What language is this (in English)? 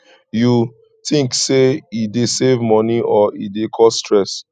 Nigerian Pidgin